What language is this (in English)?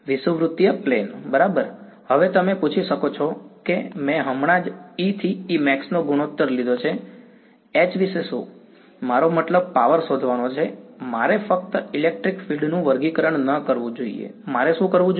Gujarati